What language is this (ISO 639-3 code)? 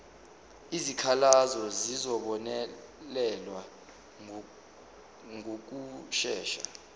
zul